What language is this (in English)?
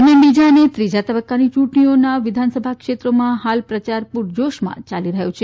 Gujarati